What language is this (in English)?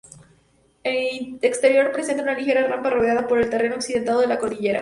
Spanish